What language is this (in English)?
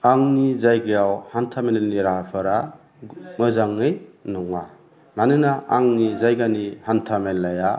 Bodo